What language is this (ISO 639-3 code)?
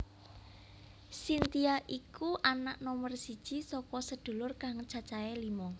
jav